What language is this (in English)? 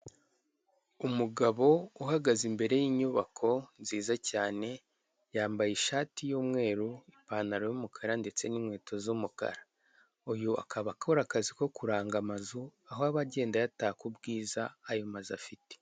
Kinyarwanda